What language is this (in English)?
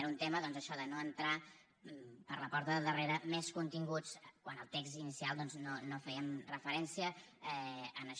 Catalan